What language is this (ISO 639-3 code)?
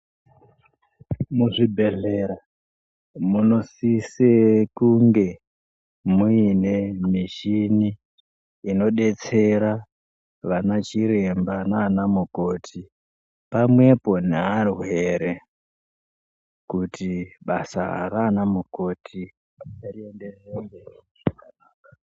ndc